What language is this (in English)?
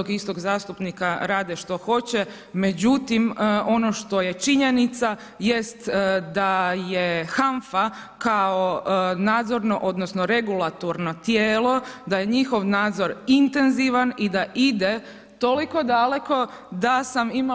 Croatian